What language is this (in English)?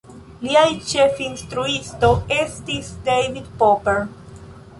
Esperanto